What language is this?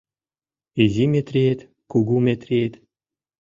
Mari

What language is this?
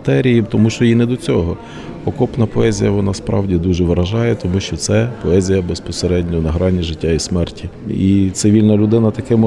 Ukrainian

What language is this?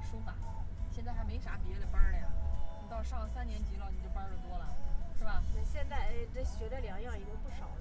Chinese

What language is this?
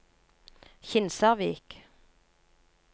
Norwegian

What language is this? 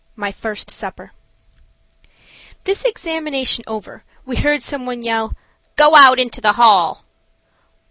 English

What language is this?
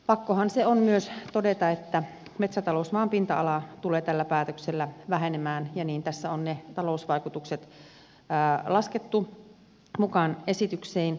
Finnish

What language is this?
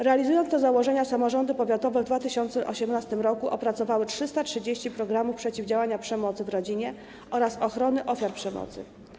Polish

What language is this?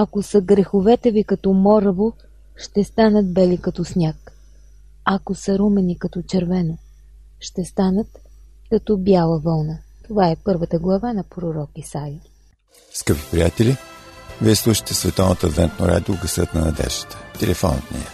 Bulgarian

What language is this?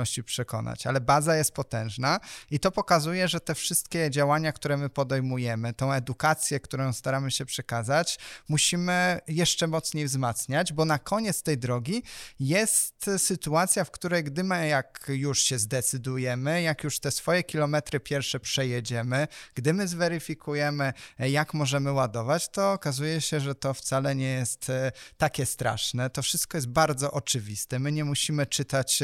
Polish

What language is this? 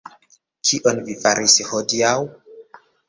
Esperanto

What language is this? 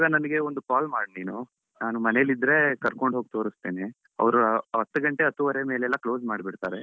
Kannada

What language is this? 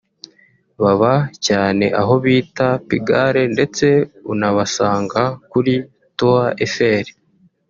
Kinyarwanda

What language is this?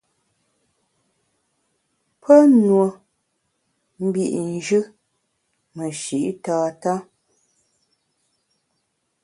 Bamun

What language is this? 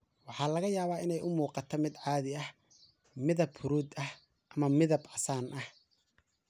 Somali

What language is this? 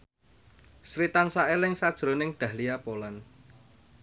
Javanese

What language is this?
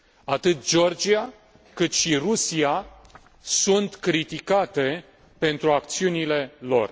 Romanian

